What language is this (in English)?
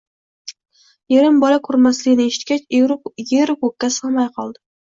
Uzbek